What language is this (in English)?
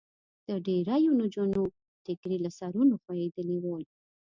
Pashto